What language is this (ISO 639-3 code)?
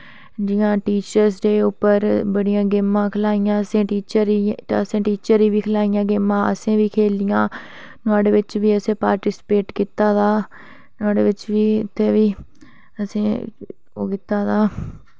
doi